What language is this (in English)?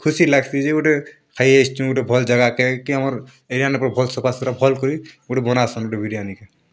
Odia